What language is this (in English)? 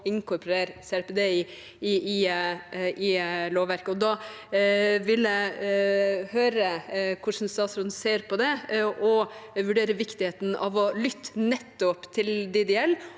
Norwegian